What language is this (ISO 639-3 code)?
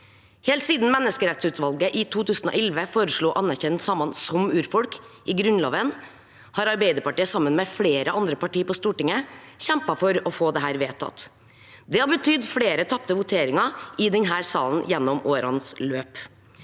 nor